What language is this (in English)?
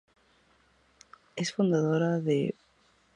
Spanish